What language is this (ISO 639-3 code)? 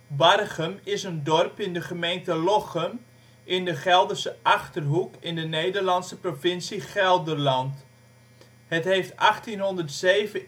nld